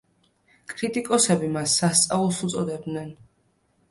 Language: Georgian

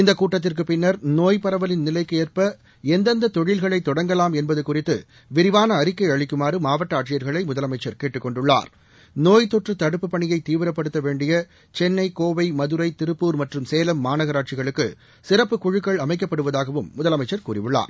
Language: Tamil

